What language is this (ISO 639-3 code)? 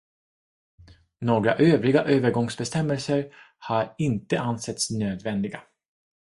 swe